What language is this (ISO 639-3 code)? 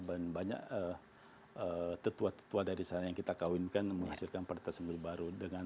ind